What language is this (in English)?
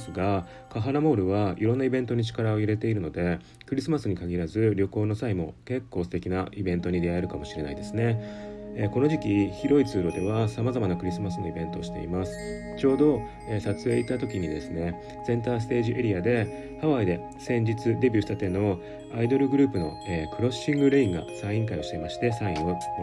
Japanese